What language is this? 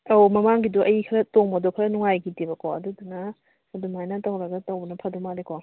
Manipuri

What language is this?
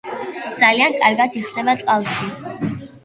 Georgian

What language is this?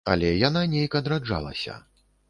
Belarusian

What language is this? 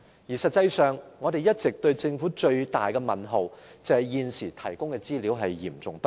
Cantonese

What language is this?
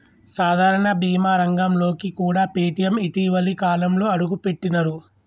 Telugu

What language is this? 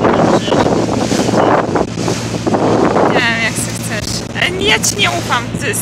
Polish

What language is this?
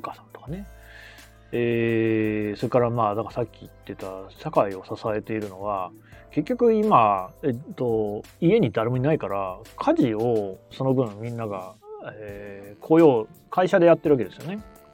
Japanese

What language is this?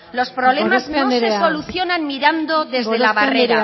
Spanish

